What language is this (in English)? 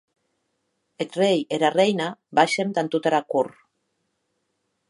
Occitan